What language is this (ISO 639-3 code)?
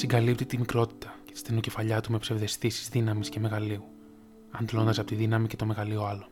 ell